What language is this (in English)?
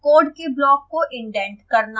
Hindi